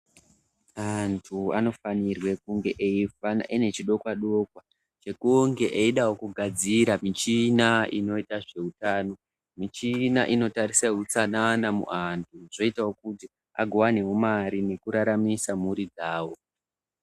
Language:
Ndau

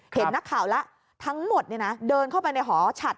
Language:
Thai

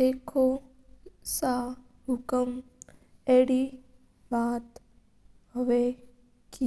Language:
Mewari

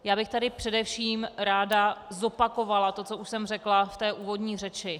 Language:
Czech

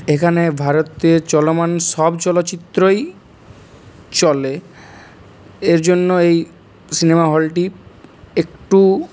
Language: Bangla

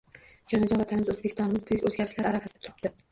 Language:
Uzbek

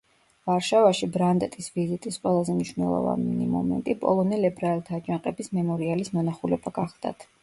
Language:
Georgian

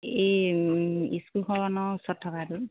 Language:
Assamese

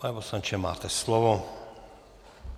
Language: Czech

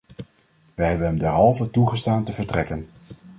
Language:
Dutch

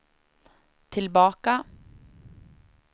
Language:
Swedish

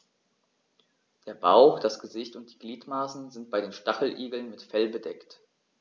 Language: German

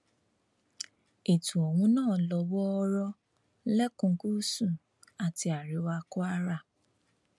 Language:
Yoruba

